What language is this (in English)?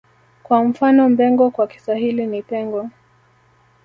Swahili